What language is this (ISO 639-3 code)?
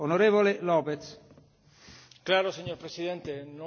spa